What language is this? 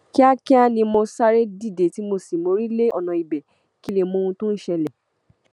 Yoruba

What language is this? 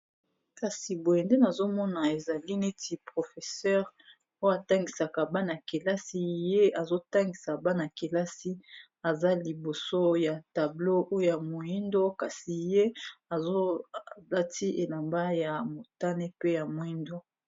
Lingala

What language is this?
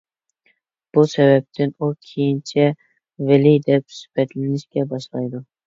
Uyghur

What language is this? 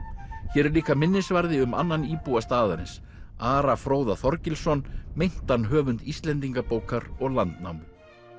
Icelandic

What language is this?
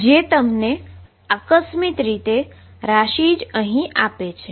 Gujarati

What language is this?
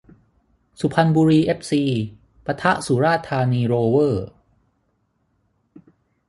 Thai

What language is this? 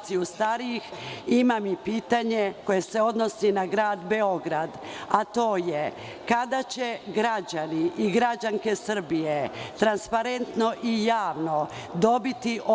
Serbian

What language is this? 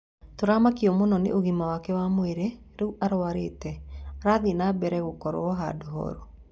Kikuyu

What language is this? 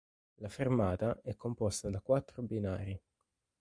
Italian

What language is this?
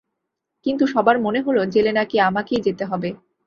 Bangla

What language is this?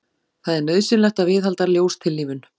Icelandic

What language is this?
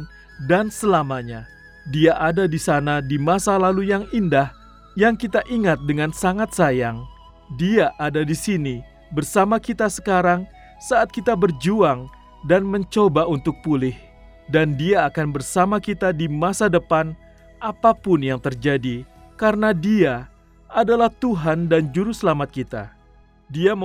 Indonesian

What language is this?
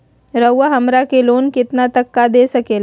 Magahi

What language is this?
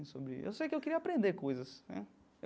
Portuguese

